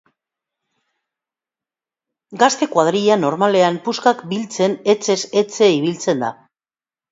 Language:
Basque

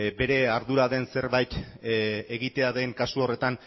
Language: Basque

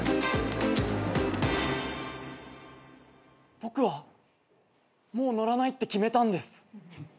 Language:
Japanese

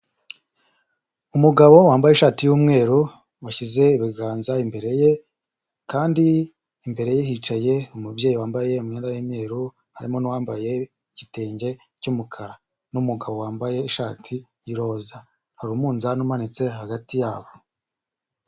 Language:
Kinyarwanda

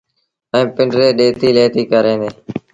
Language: Sindhi Bhil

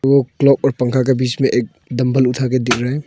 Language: Hindi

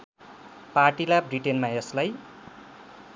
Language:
Nepali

